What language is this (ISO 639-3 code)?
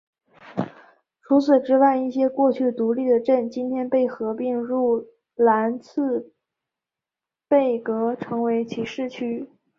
zho